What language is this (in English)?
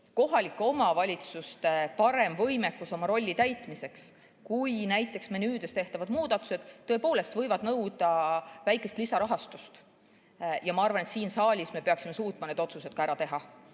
Estonian